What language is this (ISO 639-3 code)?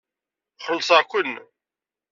kab